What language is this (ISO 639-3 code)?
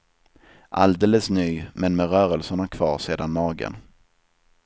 swe